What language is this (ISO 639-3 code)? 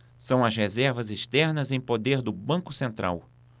por